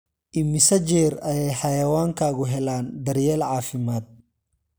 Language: Somali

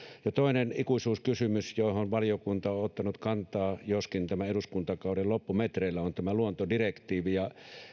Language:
Finnish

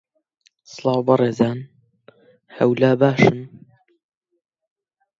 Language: Central Kurdish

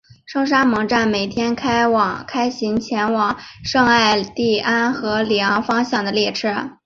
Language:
Chinese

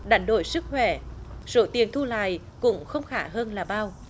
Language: Vietnamese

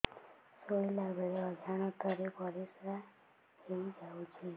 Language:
Odia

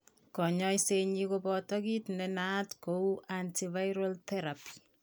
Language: Kalenjin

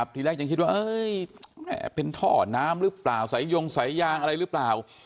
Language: Thai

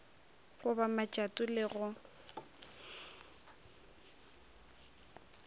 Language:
Northern Sotho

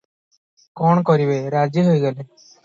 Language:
Odia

